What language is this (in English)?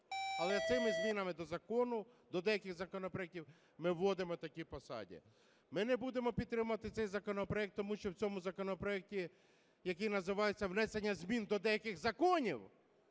Ukrainian